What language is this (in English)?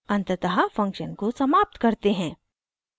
Hindi